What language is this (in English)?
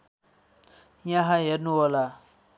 Nepali